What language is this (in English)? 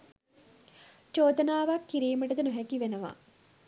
Sinhala